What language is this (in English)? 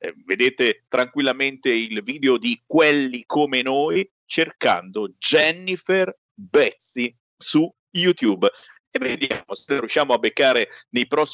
Italian